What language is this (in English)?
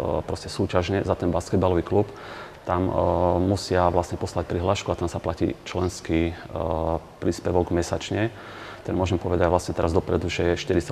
Slovak